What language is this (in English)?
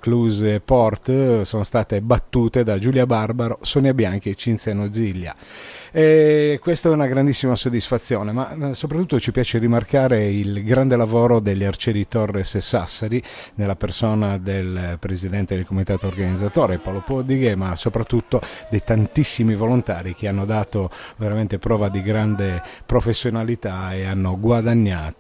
Italian